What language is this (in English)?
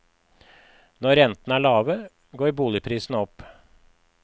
Norwegian